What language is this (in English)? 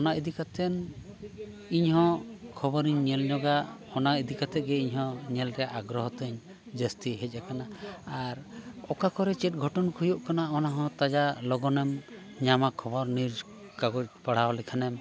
Santali